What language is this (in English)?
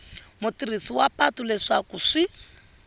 Tsonga